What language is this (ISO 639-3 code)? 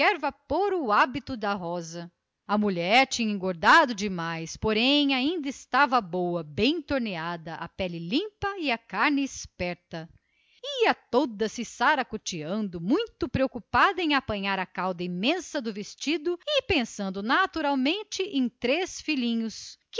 por